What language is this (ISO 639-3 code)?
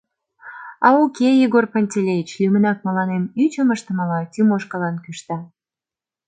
chm